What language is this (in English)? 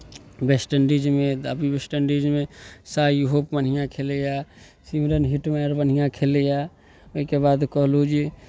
Maithili